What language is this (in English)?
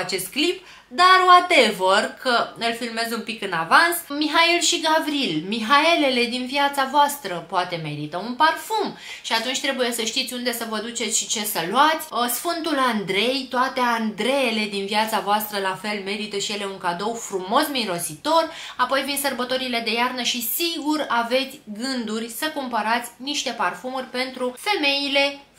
Romanian